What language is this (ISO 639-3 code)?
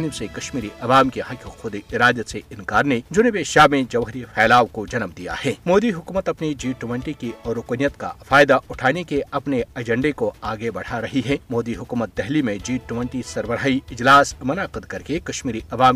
urd